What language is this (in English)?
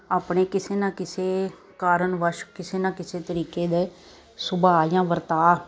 Punjabi